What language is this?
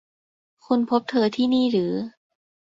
Thai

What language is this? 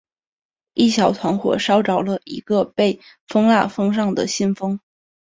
Chinese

